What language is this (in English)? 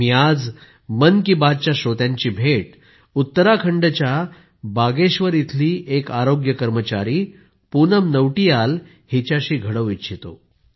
Marathi